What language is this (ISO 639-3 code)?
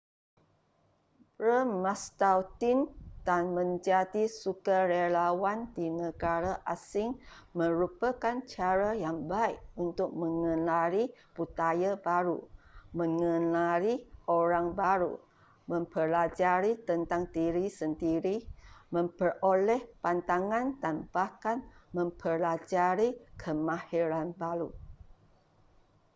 msa